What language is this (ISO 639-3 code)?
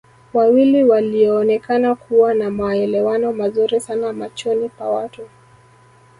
swa